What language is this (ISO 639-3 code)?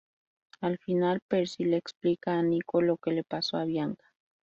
spa